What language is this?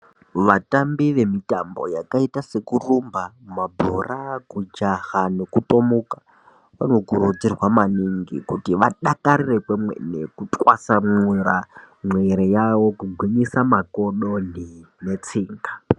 Ndau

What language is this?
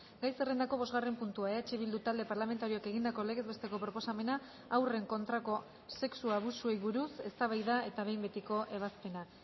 Basque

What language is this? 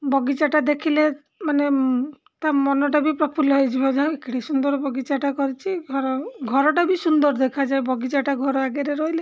Odia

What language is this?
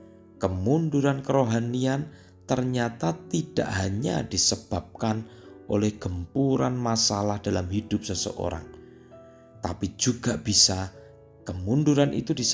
Indonesian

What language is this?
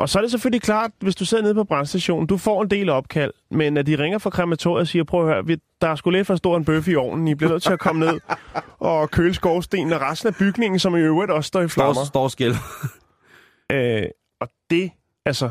Danish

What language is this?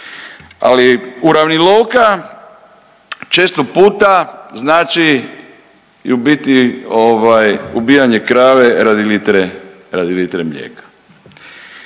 Croatian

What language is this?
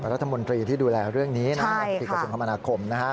Thai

